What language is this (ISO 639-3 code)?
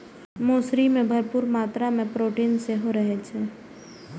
mai